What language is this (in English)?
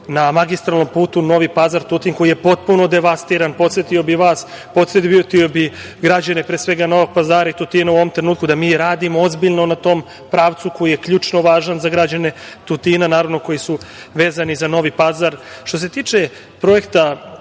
Serbian